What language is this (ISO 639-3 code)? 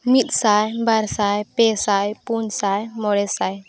sat